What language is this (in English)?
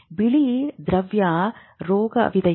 Kannada